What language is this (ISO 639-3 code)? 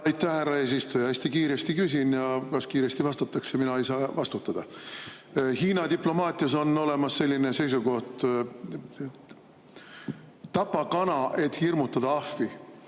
est